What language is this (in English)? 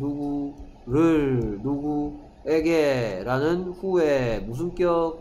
Korean